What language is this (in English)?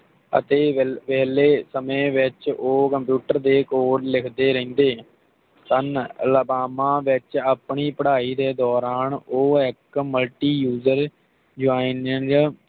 Punjabi